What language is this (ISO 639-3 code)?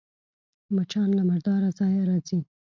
pus